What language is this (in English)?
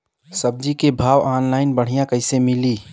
Bhojpuri